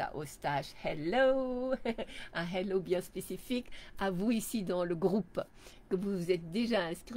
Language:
French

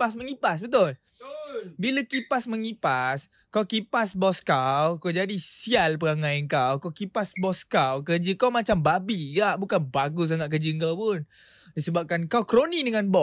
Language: Malay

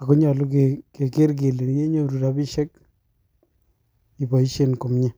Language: Kalenjin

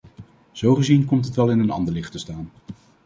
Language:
Dutch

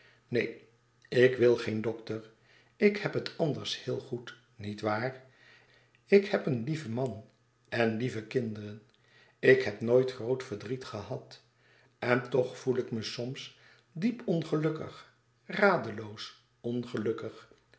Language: Dutch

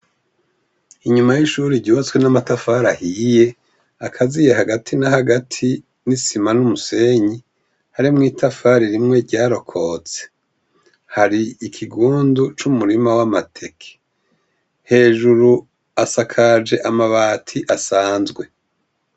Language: Rundi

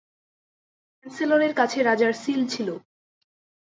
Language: Bangla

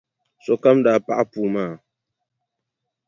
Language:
Dagbani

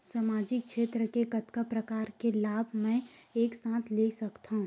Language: Chhattisgarhi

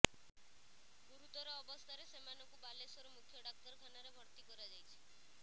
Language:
Odia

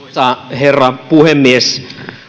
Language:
Finnish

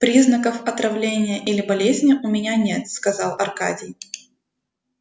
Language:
Russian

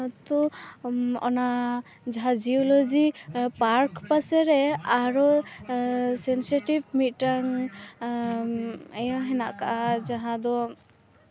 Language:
Santali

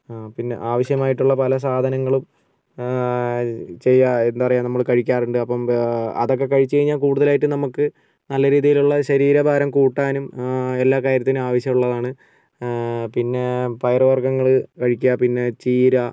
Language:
Malayalam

